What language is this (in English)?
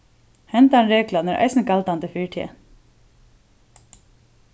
Faroese